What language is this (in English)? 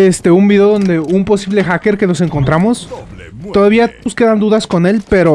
Spanish